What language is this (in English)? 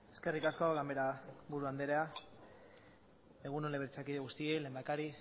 Basque